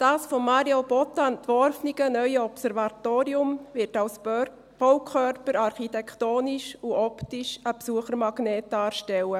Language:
Swiss German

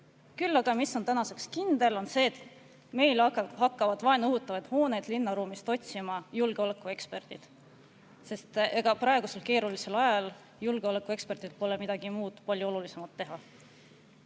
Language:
Estonian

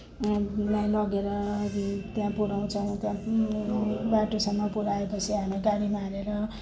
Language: Nepali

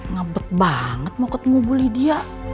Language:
Indonesian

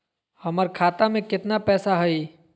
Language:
Magahi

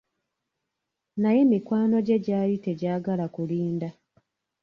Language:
Ganda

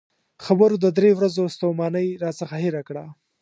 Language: Pashto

